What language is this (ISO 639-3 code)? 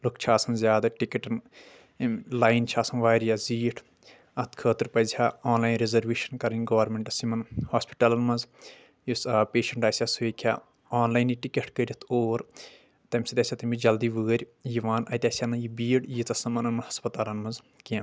kas